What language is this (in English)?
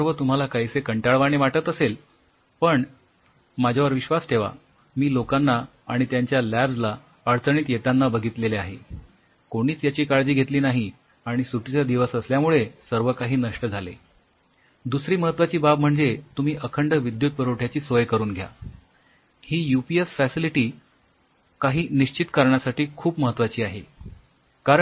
Marathi